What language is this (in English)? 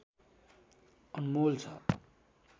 Nepali